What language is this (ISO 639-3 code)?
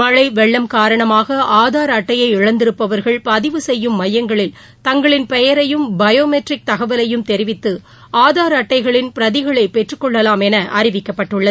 tam